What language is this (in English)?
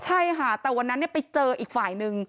Thai